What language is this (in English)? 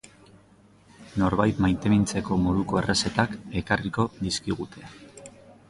Basque